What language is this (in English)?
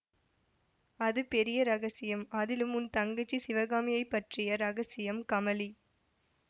Tamil